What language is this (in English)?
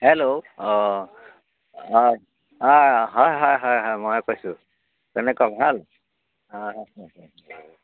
Assamese